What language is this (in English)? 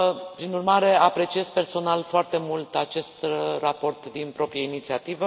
Romanian